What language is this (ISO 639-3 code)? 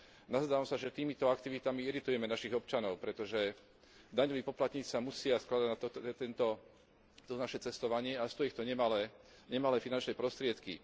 slk